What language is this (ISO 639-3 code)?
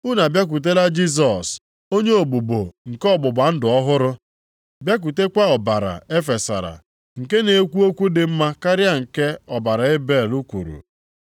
ibo